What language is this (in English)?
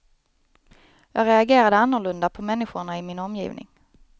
Swedish